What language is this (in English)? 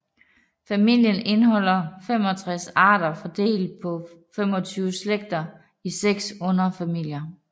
Danish